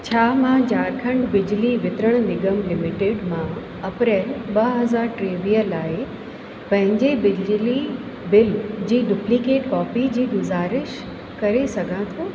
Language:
Sindhi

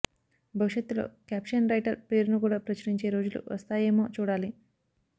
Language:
Telugu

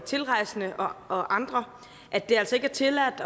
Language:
Danish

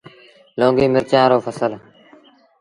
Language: Sindhi Bhil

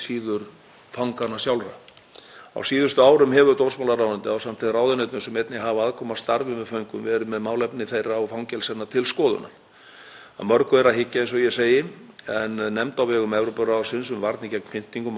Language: Icelandic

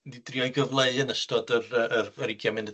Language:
Welsh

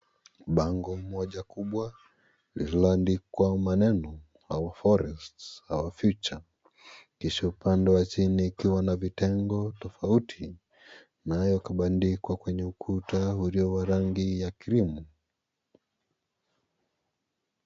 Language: Swahili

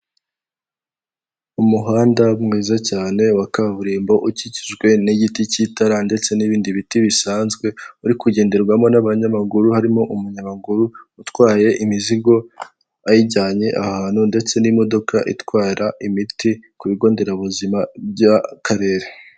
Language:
Kinyarwanda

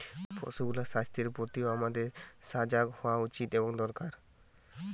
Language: Bangla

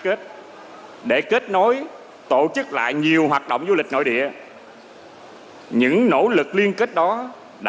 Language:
Vietnamese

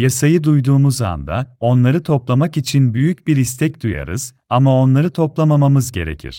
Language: Turkish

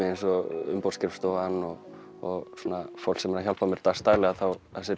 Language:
Icelandic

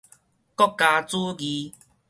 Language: Min Nan Chinese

